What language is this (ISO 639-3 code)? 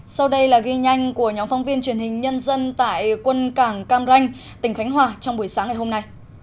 vie